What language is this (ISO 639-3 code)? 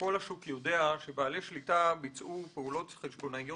heb